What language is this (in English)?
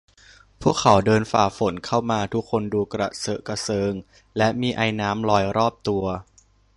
Thai